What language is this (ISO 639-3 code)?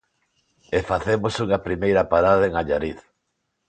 glg